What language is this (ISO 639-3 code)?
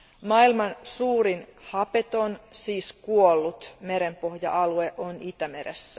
fin